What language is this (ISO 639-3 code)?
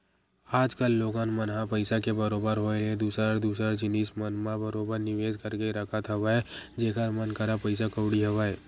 hne